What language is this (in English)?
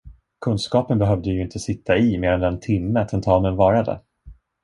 Swedish